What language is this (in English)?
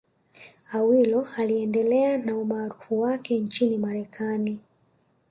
Swahili